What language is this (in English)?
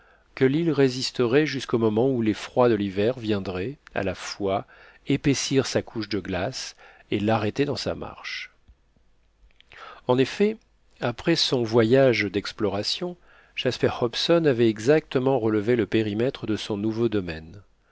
French